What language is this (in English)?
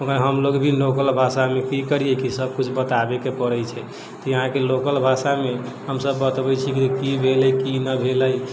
Maithili